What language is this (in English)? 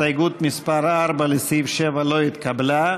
Hebrew